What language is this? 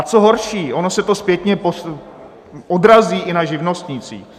Czech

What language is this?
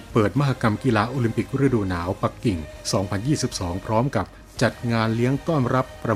Thai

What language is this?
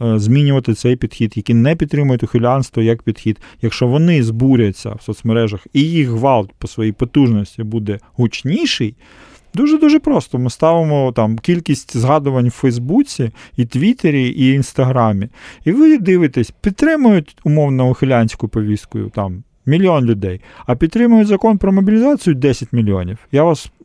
Ukrainian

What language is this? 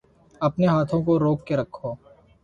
Urdu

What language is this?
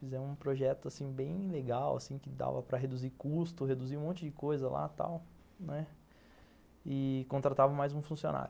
Portuguese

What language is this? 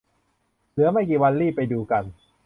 Thai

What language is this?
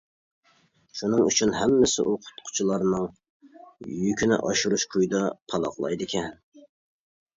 Uyghur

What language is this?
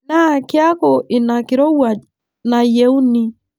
Masai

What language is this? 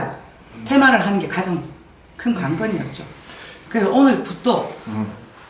Korean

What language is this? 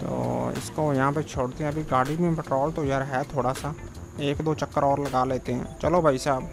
Hindi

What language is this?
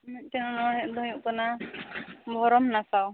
Santali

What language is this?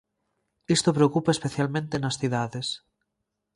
Galician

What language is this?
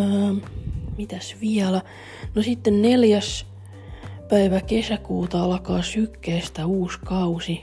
Finnish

